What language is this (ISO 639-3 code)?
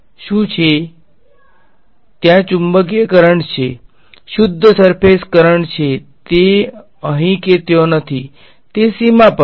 guj